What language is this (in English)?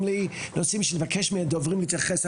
Hebrew